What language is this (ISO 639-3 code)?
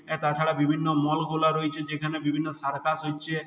ben